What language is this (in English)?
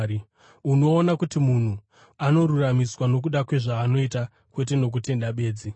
Shona